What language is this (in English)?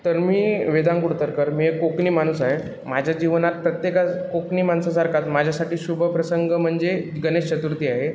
Marathi